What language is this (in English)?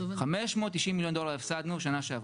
Hebrew